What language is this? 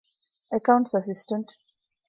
Divehi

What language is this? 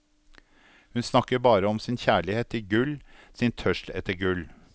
Norwegian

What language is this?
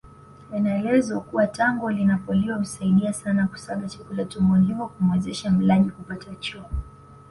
Swahili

